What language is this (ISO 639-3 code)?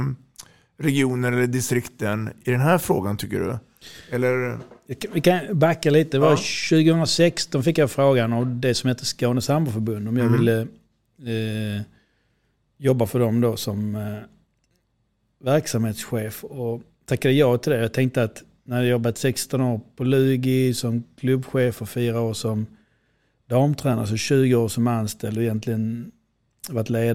swe